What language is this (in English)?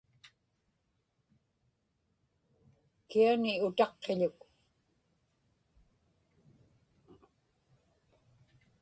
Inupiaq